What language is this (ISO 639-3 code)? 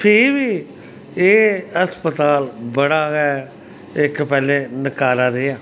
doi